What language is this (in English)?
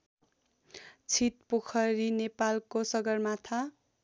Nepali